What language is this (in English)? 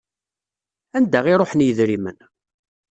Kabyle